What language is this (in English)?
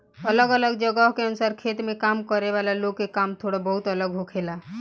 Bhojpuri